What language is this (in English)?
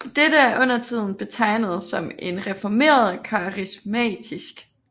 Danish